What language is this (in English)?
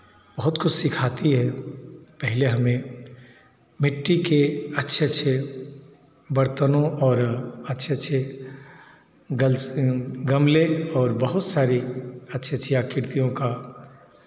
Hindi